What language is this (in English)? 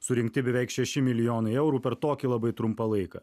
Lithuanian